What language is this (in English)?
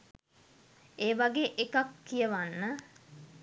Sinhala